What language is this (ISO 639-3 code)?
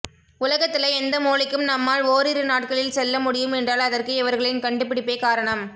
tam